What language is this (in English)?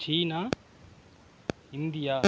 Tamil